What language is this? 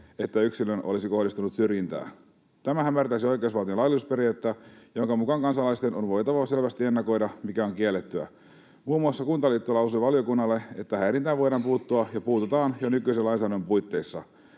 Finnish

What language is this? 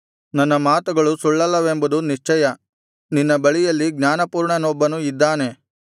Kannada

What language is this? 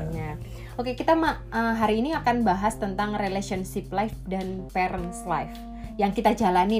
Indonesian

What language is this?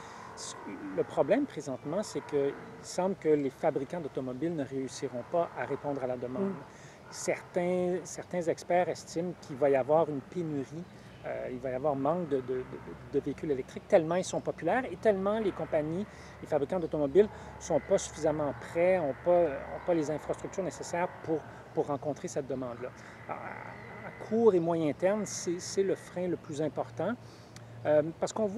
French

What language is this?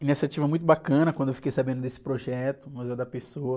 Portuguese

